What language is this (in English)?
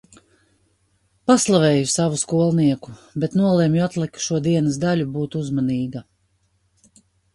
Latvian